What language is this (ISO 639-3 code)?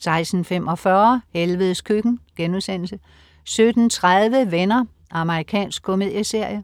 dan